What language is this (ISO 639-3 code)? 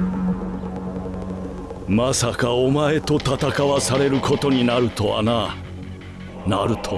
jpn